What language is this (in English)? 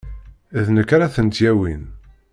Kabyle